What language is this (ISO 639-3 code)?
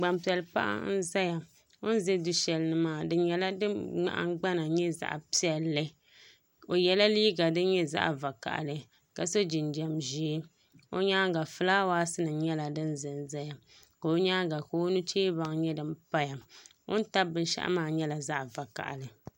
dag